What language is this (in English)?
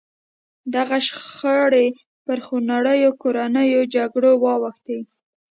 Pashto